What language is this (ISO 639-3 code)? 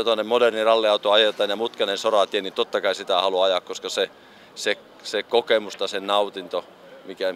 fin